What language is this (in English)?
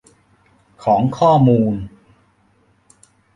Thai